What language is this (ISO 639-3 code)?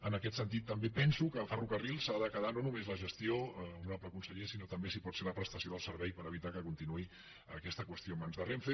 cat